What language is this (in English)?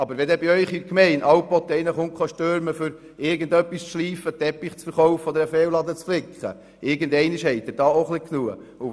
Swiss German